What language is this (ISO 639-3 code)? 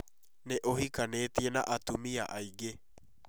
kik